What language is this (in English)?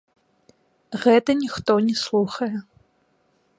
Belarusian